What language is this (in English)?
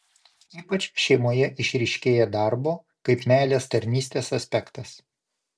Lithuanian